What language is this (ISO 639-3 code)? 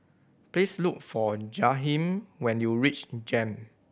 eng